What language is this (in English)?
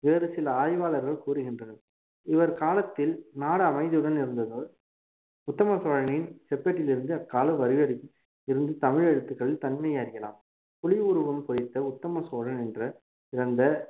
Tamil